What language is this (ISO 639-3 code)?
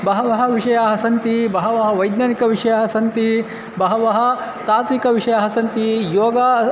san